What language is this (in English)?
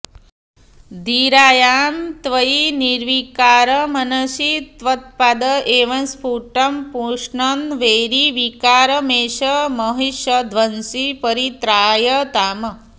Sanskrit